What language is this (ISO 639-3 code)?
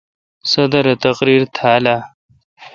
xka